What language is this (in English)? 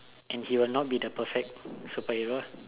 English